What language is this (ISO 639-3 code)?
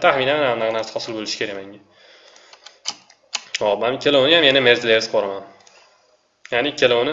tur